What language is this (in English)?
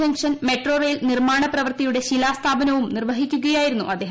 Malayalam